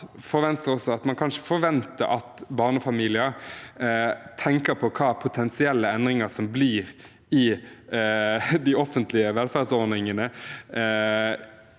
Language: Norwegian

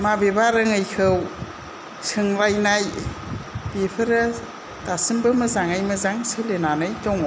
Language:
Bodo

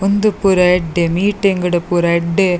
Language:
Tulu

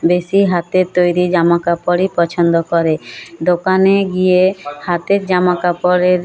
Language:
Bangla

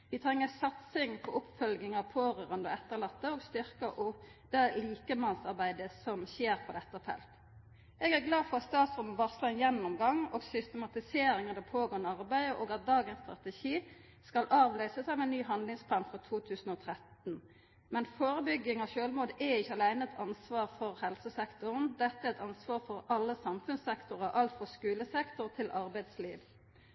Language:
Norwegian Nynorsk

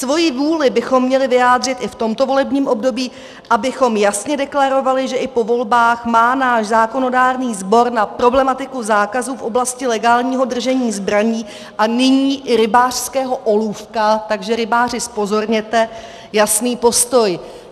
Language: Czech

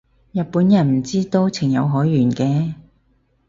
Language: Cantonese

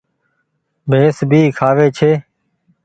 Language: Goaria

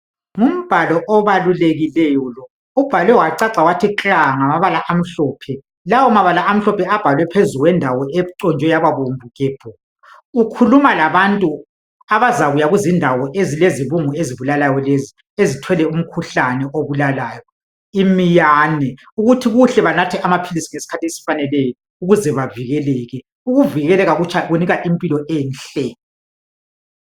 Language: North Ndebele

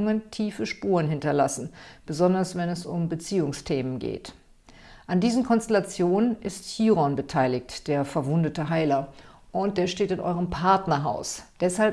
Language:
German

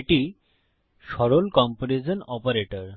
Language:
Bangla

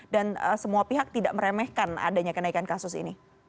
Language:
Indonesian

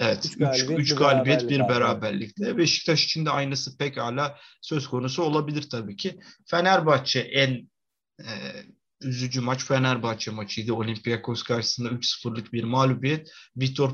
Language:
Turkish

